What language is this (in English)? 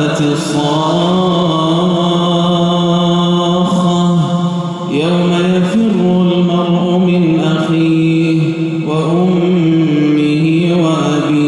Arabic